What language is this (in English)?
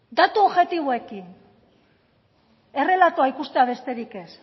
Basque